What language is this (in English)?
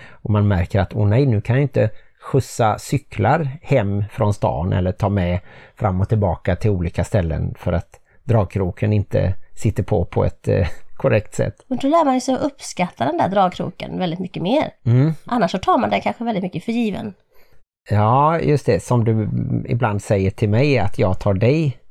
Swedish